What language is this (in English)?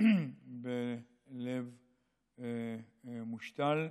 Hebrew